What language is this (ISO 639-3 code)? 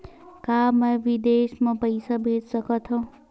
hne